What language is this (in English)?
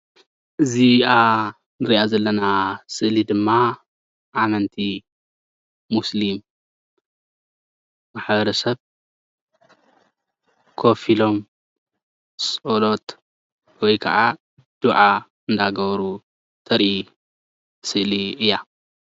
Tigrinya